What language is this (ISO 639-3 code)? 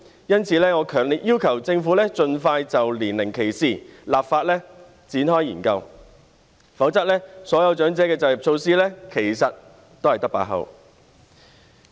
yue